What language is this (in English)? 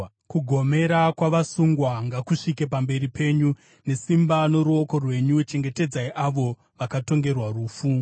Shona